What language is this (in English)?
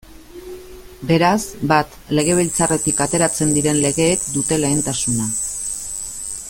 Basque